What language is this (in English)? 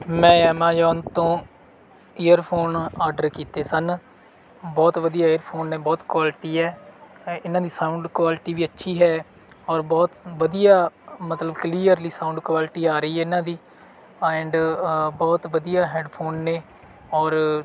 Punjabi